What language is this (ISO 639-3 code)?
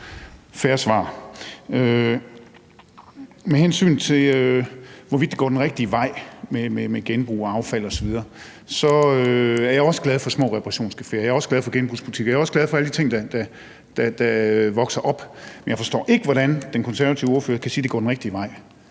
dan